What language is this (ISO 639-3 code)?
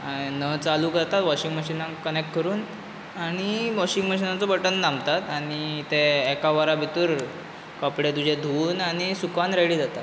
kok